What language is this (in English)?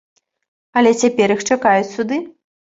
Belarusian